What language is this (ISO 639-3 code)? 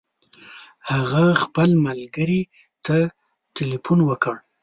pus